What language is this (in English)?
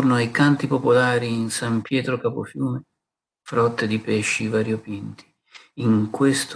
Italian